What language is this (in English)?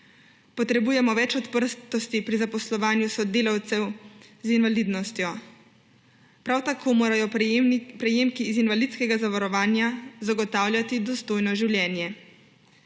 Slovenian